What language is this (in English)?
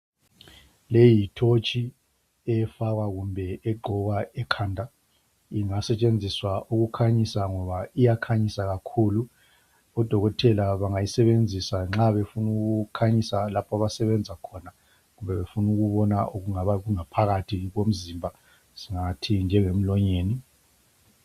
North Ndebele